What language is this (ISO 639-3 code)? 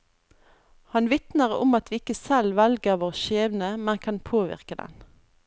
nor